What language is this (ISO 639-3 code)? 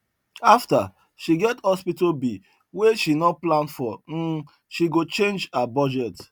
pcm